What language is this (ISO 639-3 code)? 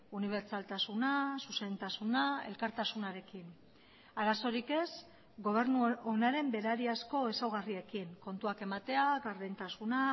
eus